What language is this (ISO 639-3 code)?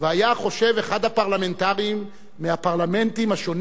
heb